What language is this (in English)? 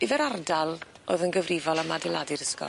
Welsh